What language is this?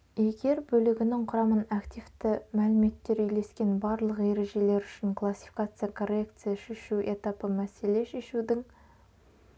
Kazakh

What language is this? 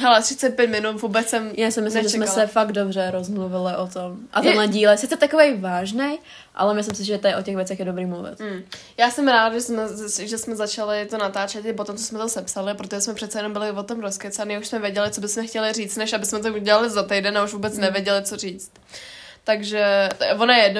Czech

